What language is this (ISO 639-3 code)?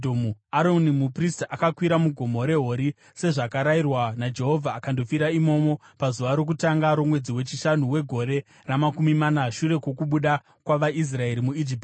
sna